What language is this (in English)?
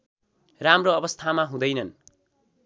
Nepali